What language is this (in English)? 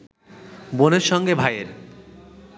Bangla